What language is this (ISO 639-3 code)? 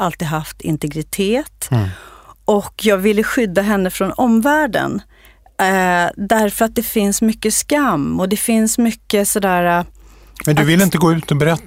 swe